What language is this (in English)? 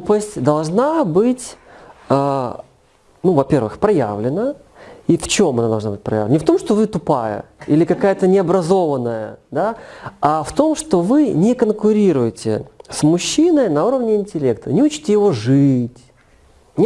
Russian